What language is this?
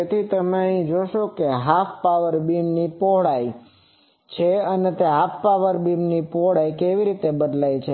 Gujarati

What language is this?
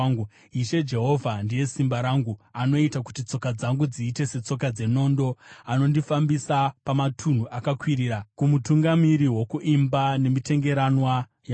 Shona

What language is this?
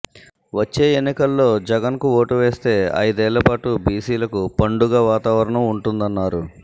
Telugu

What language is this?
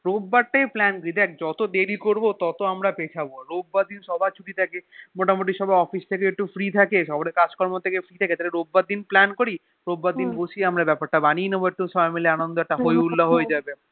Bangla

